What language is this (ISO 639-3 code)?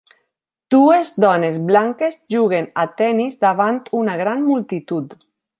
cat